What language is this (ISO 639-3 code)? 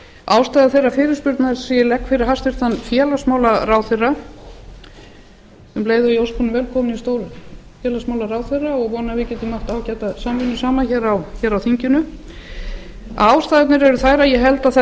isl